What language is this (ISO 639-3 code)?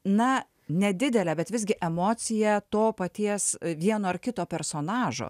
lit